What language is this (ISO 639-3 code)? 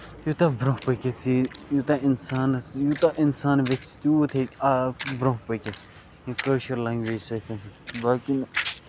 kas